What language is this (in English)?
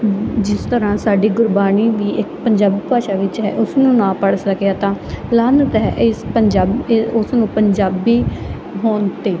Punjabi